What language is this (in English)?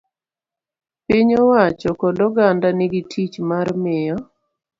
Luo (Kenya and Tanzania)